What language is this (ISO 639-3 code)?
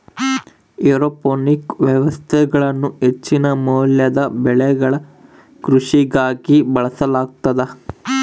kan